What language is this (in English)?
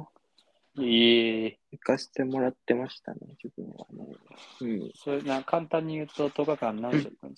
Japanese